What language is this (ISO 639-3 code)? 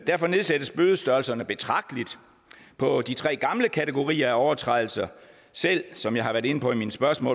dan